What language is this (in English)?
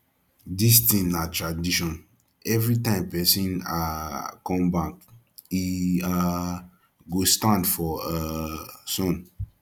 Nigerian Pidgin